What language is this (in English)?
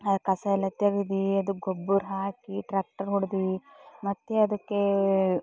Kannada